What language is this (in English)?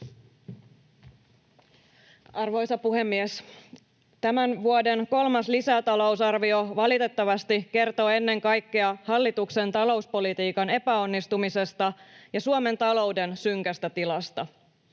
Finnish